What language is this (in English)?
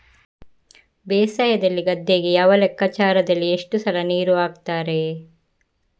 Kannada